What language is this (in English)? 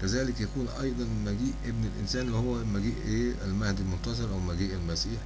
Arabic